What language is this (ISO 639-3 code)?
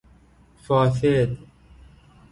fas